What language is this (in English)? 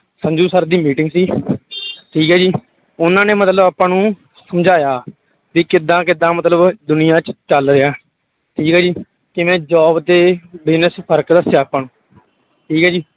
Punjabi